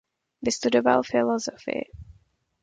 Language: Czech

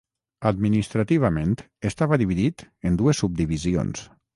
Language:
Catalan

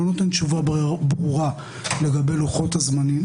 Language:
Hebrew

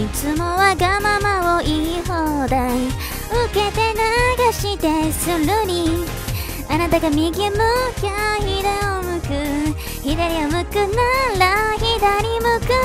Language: Japanese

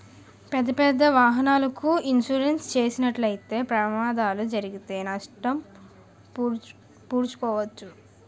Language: Telugu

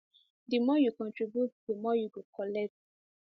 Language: Nigerian Pidgin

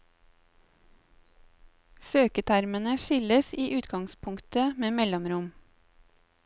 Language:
Norwegian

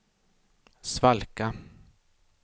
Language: Swedish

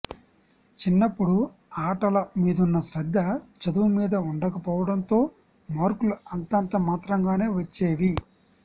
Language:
Telugu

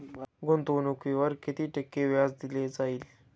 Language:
Marathi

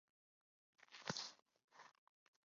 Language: Chinese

